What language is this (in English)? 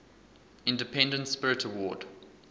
English